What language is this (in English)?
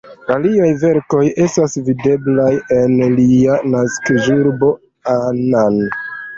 Esperanto